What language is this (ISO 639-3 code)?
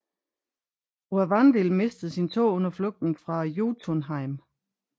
dan